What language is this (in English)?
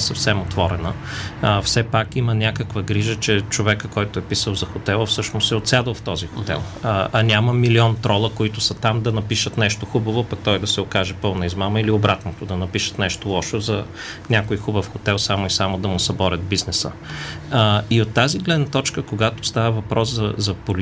Bulgarian